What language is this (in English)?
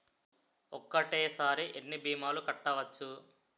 Telugu